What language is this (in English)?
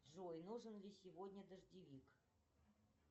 Russian